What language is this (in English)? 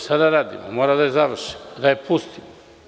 Serbian